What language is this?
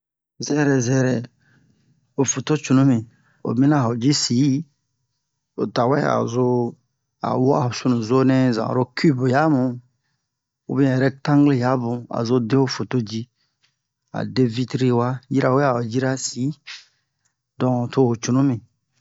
Bomu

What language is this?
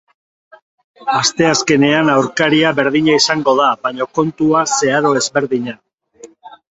Basque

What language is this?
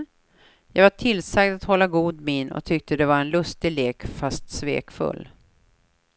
Swedish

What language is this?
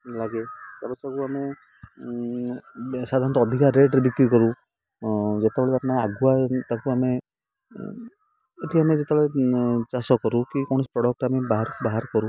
Odia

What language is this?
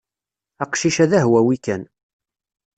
Kabyle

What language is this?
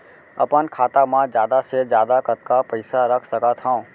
Chhattisgarhi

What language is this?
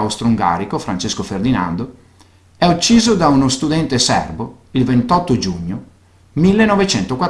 Italian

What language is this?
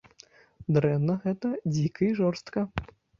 Belarusian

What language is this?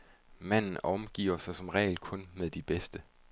Danish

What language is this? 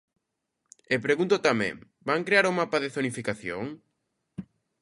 Galician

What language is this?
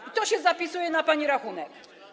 Polish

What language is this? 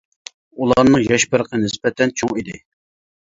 Uyghur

